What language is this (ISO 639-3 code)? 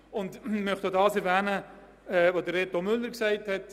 gsw